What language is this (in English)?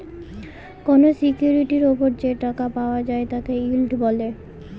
Bangla